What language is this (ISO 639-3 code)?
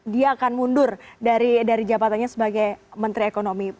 ind